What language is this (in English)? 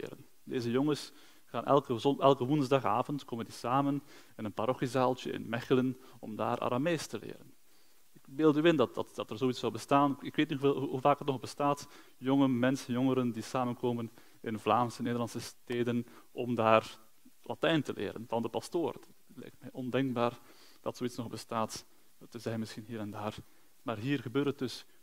Dutch